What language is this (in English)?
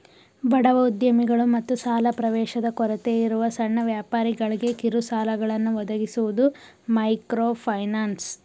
Kannada